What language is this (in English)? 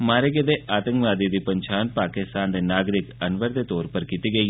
Dogri